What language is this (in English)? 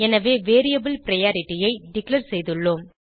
Tamil